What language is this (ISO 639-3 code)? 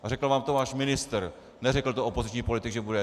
ces